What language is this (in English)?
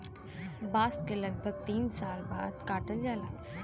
Bhojpuri